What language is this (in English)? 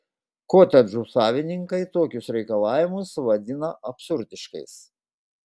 Lithuanian